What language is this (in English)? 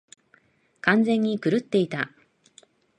Japanese